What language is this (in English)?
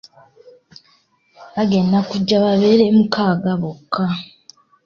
Ganda